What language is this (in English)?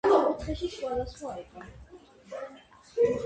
Georgian